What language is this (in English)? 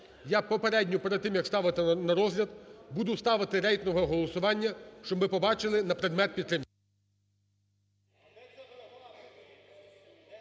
Ukrainian